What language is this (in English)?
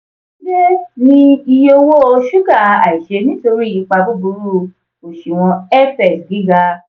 Yoruba